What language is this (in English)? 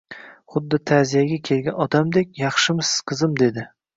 Uzbek